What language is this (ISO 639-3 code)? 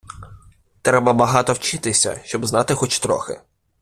ukr